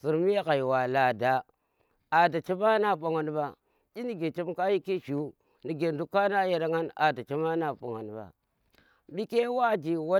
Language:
Tera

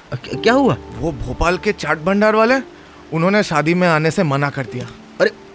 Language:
Hindi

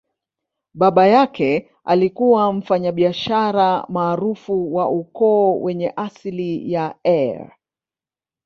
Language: Swahili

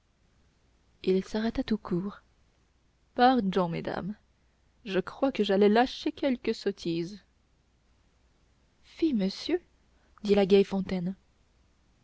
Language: French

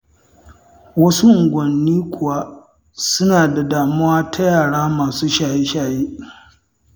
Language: Hausa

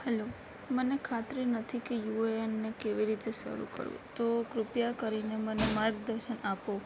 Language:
Gujarati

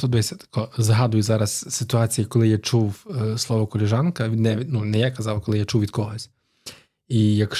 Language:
Ukrainian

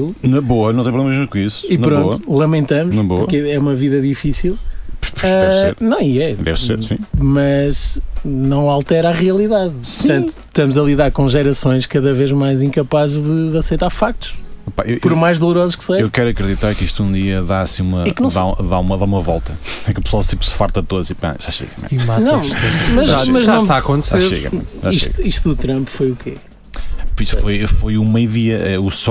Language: Portuguese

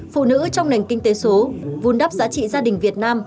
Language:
Vietnamese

